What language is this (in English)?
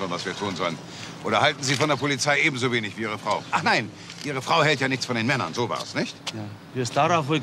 German